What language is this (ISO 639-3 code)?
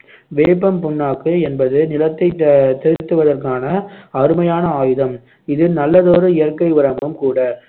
tam